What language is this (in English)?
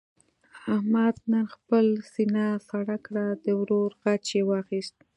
Pashto